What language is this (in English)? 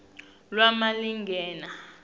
Swati